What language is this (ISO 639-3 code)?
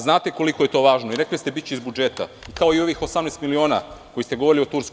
srp